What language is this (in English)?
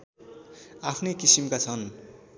Nepali